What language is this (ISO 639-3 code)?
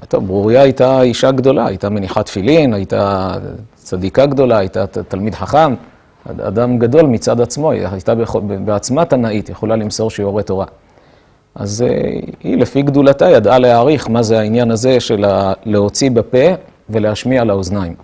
heb